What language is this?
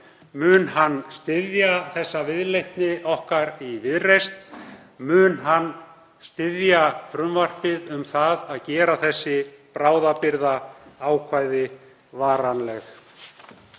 Icelandic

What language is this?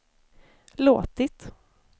Swedish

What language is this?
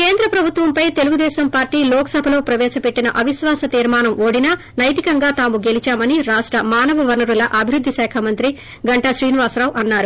Telugu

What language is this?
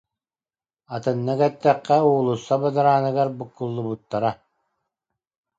Yakut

